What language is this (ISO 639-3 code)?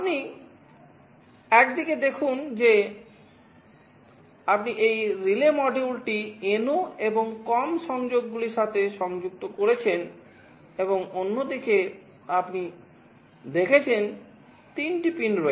ben